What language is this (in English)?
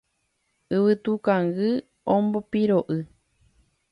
Guarani